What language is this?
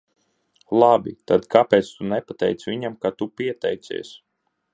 Latvian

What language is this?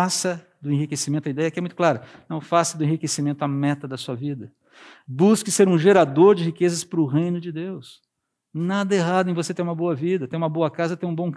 Portuguese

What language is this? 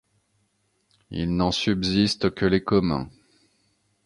French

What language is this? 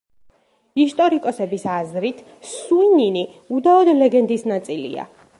Georgian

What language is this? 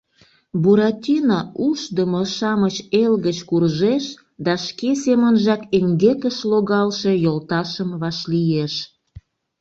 Mari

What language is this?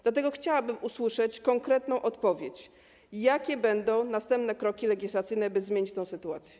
Polish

